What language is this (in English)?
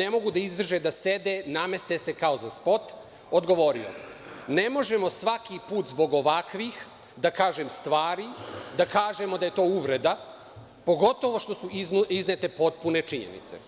Serbian